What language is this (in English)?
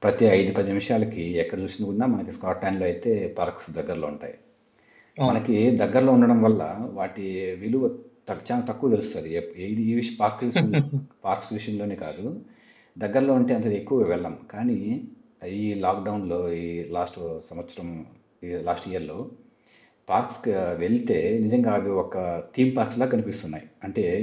Telugu